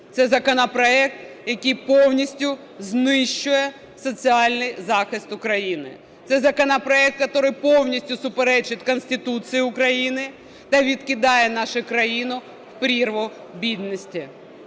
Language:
Ukrainian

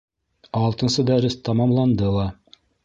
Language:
Bashkir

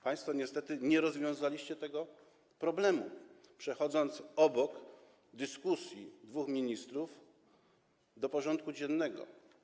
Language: Polish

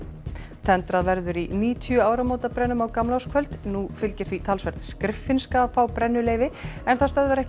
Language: Icelandic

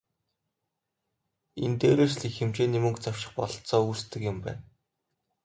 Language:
Mongolian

